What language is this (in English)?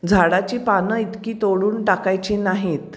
Marathi